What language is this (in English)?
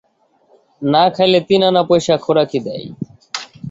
Bangla